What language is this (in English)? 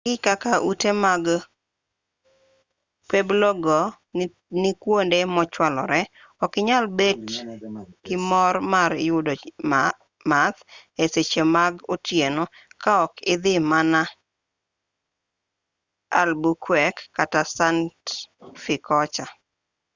Luo (Kenya and Tanzania)